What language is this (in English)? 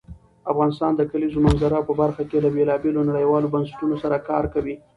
Pashto